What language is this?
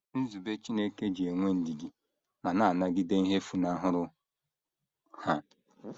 Igbo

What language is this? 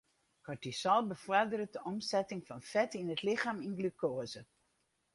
Western Frisian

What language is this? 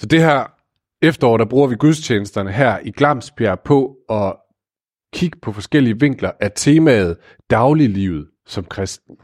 Danish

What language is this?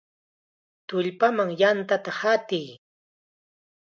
Chiquián Ancash Quechua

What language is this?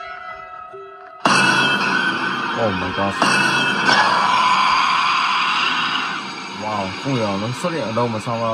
Vietnamese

